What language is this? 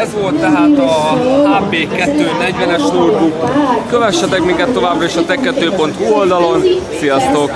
Hungarian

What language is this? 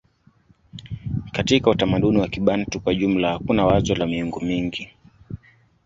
Swahili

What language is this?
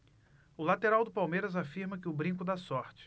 Portuguese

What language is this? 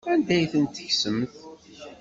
Kabyle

